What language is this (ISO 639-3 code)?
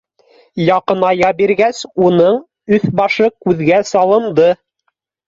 bak